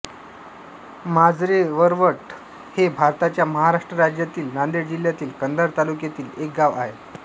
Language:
Marathi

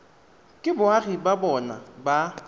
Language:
Tswana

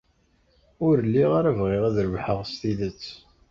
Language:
Kabyle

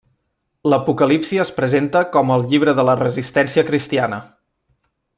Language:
Catalan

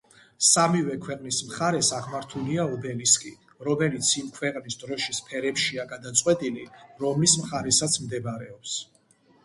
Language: Georgian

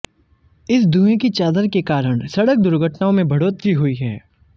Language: Hindi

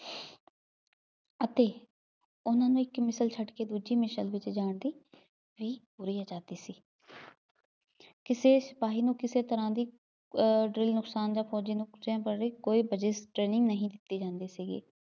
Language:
Punjabi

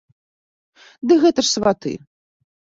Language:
Belarusian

